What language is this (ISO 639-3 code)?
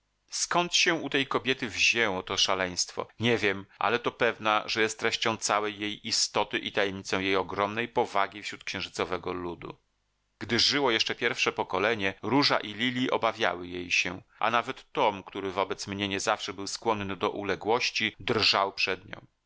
pol